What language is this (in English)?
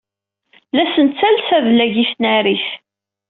Kabyle